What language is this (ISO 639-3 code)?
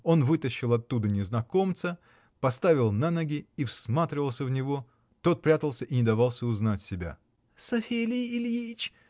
rus